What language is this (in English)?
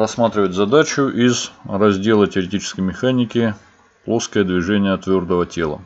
Russian